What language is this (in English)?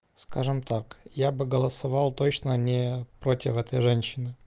Russian